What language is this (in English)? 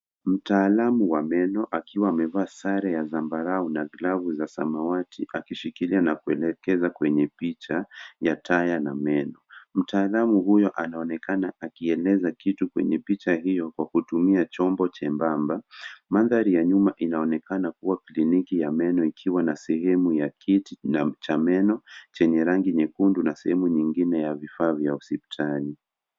Swahili